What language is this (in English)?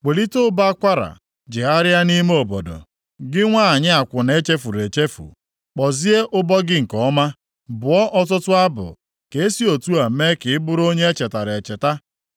Igbo